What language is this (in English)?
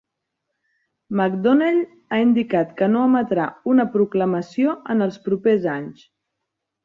Catalan